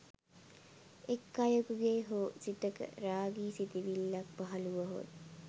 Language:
Sinhala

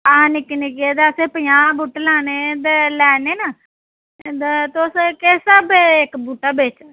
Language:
Dogri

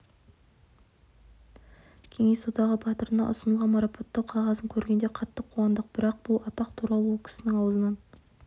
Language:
Kazakh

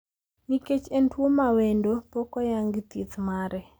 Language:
Luo (Kenya and Tanzania)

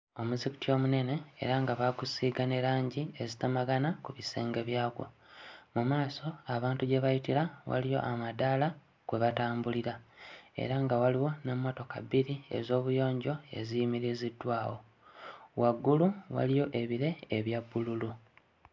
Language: Ganda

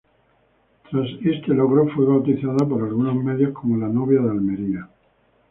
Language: Spanish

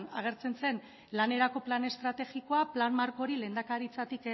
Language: Basque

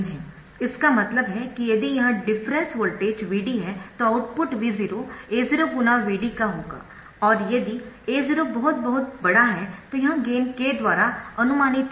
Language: Hindi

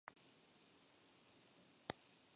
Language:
Spanish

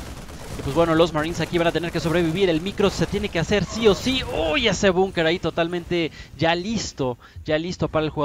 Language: Spanish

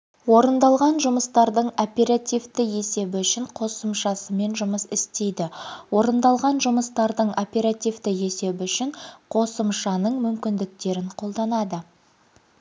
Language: Kazakh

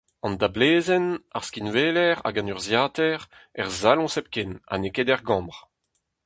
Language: Breton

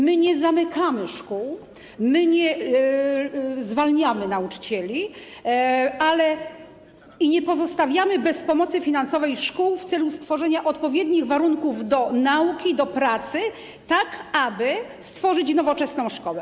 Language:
Polish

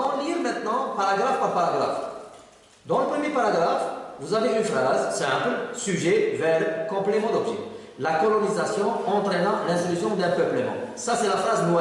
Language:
French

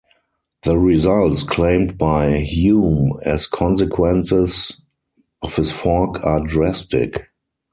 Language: English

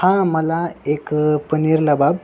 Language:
Marathi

